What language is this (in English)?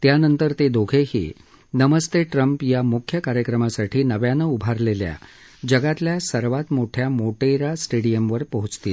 Marathi